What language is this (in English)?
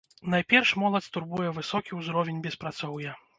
Belarusian